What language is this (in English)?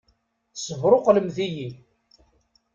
Kabyle